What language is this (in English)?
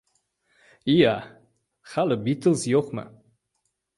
Uzbek